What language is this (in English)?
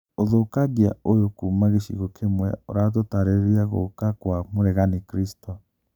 Kikuyu